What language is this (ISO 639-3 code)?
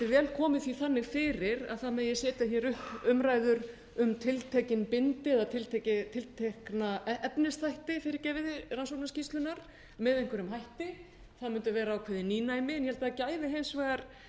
isl